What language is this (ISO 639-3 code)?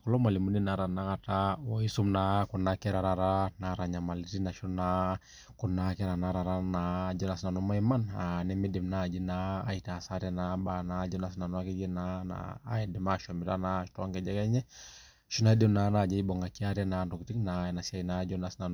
mas